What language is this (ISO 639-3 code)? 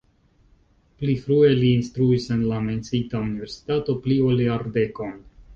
epo